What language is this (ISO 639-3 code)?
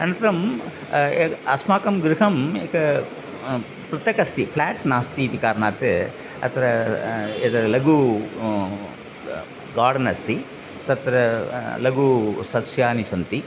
san